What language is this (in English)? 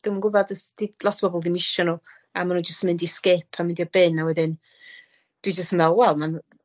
Welsh